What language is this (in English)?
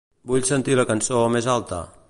Catalan